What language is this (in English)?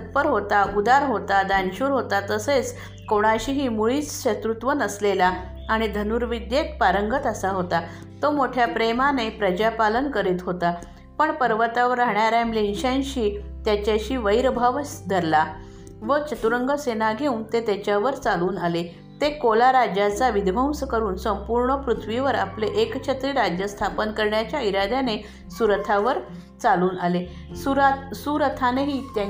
Marathi